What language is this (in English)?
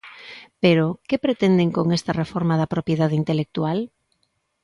Galician